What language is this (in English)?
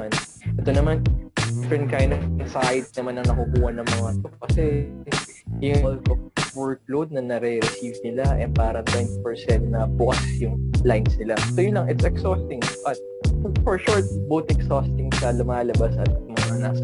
Filipino